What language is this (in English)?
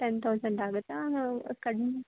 Kannada